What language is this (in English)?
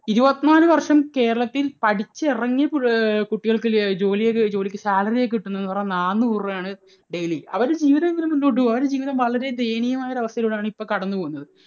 Malayalam